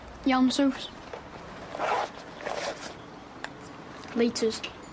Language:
Welsh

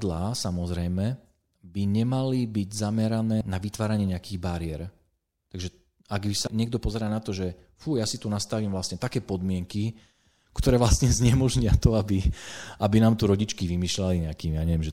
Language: Slovak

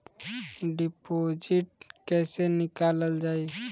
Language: Bhojpuri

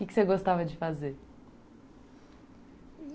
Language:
Portuguese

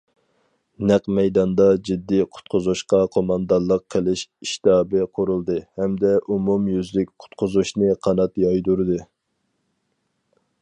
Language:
Uyghur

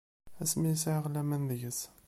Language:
Kabyle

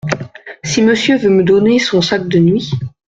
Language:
French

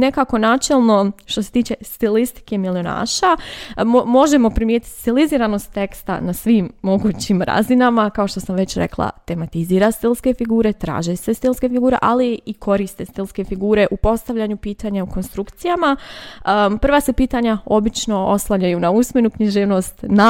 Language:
Croatian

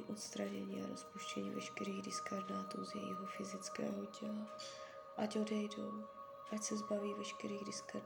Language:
Czech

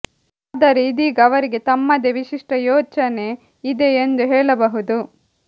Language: Kannada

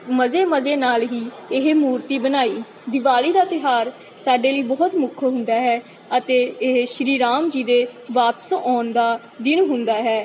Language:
Punjabi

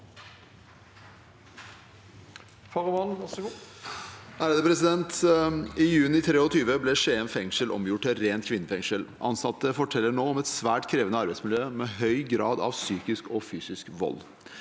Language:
Norwegian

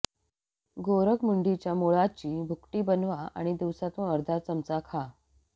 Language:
Marathi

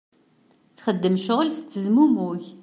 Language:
Kabyle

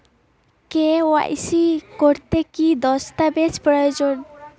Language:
Bangla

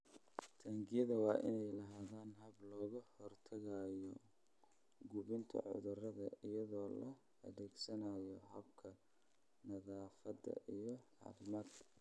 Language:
Somali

